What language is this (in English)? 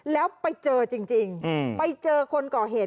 Thai